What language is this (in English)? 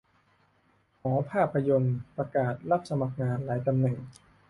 Thai